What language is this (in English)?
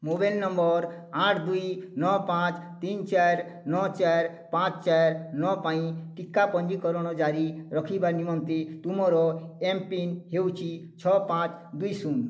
Odia